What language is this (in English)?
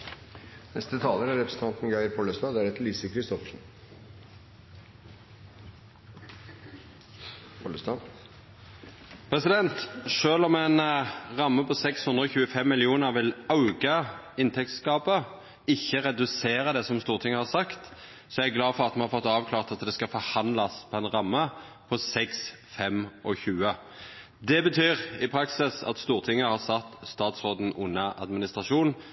Norwegian Nynorsk